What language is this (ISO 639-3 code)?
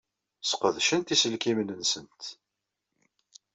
kab